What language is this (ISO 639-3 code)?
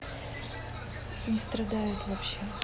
rus